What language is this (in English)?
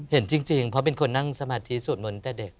Thai